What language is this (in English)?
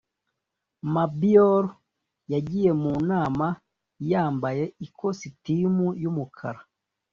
Kinyarwanda